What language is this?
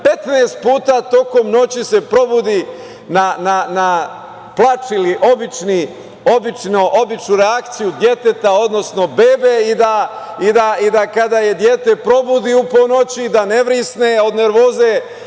Serbian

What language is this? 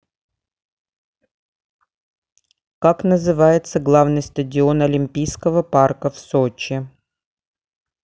Russian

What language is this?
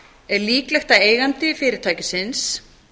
Icelandic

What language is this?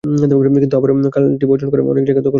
Bangla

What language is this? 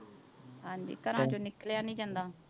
Punjabi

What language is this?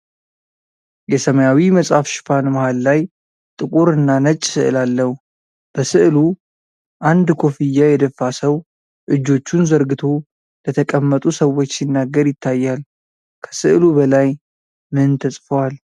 Amharic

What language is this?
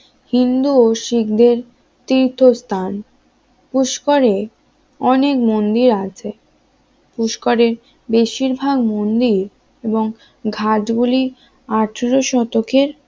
Bangla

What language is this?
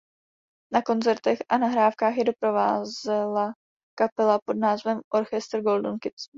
Czech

